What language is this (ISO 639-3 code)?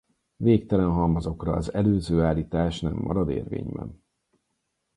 hun